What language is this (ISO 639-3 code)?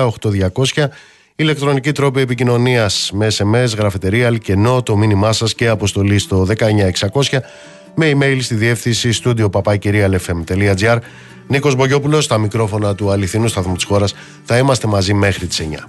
ell